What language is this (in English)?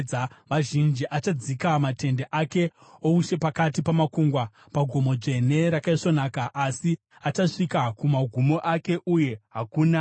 Shona